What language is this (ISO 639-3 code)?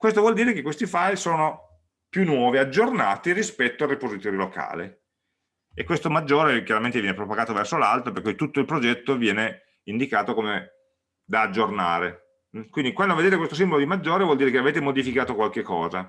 ita